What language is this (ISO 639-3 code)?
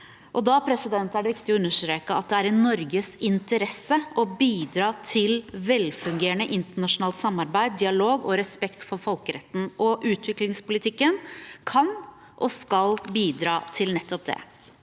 nor